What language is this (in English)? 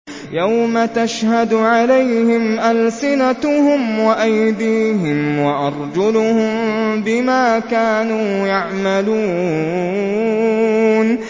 Arabic